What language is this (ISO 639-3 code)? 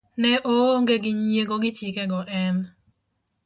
luo